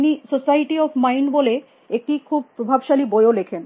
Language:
Bangla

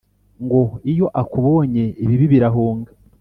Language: Kinyarwanda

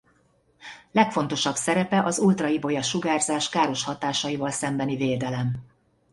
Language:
Hungarian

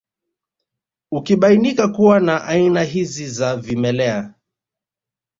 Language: Swahili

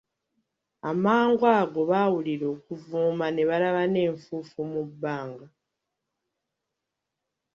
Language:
Ganda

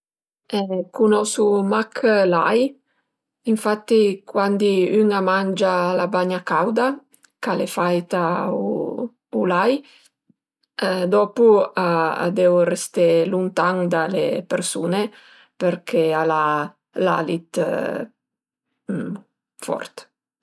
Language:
Piedmontese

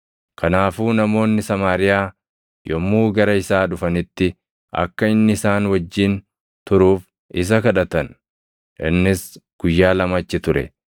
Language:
Oromo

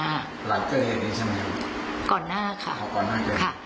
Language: Thai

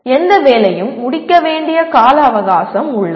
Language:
Tamil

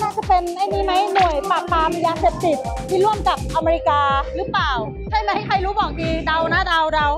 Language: Thai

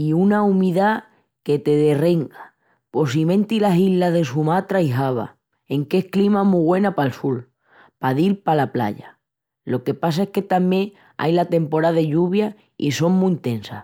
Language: Extremaduran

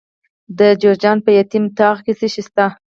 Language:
Pashto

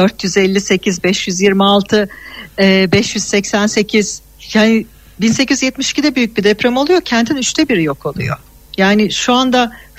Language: Turkish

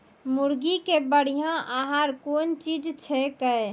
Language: Maithili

